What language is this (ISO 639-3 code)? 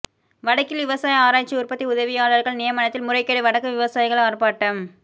tam